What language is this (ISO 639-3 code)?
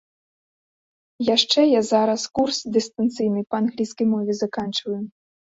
bel